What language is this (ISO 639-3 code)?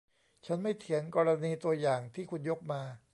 tha